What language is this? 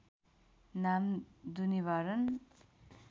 Nepali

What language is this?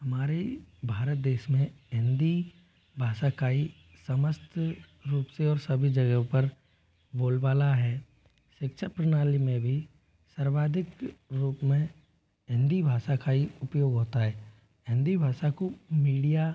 Hindi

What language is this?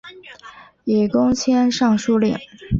Chinese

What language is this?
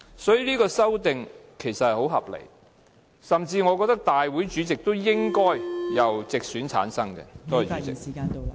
Cantonese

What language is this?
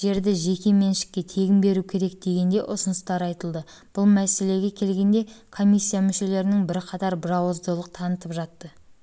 Kazakh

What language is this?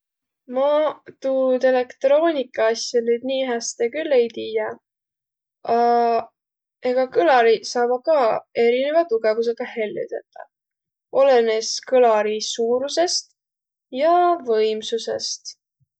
Võro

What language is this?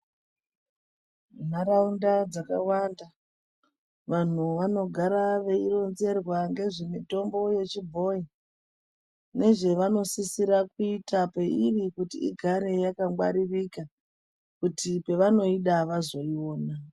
Ndau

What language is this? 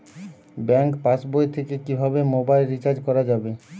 Bangla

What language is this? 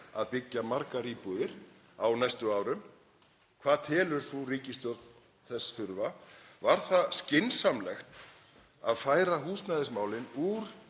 Icelandic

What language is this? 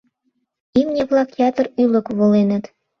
Mari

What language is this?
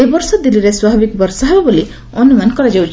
Odia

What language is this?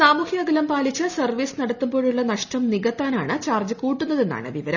Malayalam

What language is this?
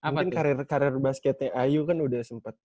Indonesian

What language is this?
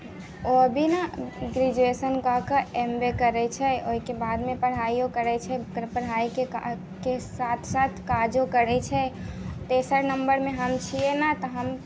Maithili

